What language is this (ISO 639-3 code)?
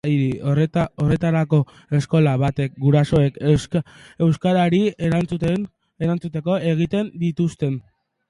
eus